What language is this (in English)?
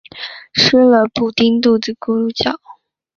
Chinese